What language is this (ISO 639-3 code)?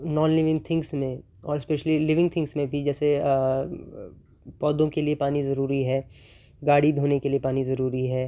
urd